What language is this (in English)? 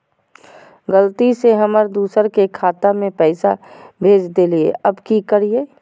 Magahi